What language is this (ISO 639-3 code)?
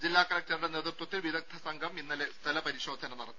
mal